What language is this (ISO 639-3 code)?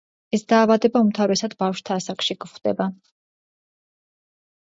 kat